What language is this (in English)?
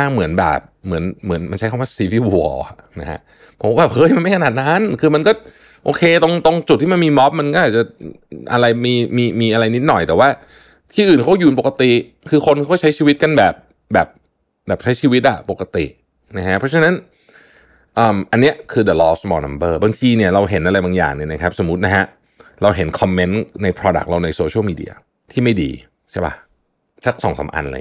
Thai